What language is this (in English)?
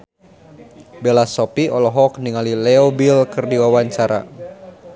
Sundanese